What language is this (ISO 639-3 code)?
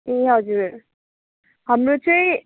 nep